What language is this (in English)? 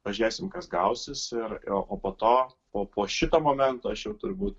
Lithuanian